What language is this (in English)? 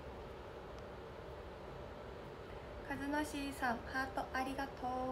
Japanese